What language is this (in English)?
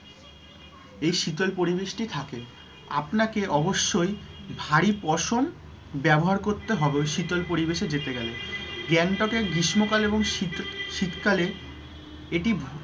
Bangla